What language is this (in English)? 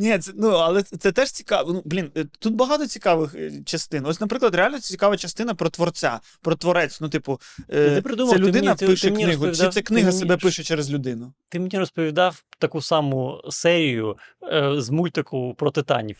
Ukrainian